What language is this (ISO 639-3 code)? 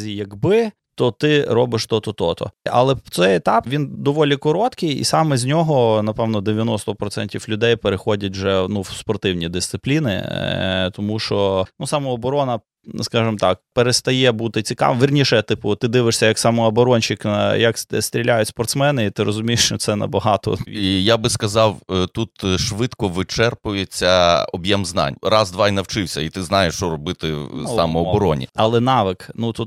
ukr